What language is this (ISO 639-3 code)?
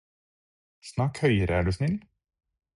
nob